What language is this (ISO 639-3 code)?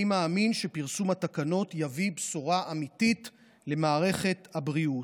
heb